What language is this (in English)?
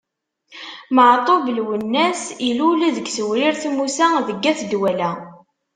Kabyle